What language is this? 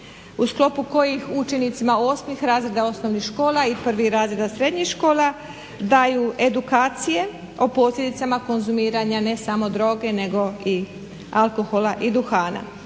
Croatian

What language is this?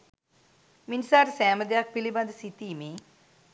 Sinhala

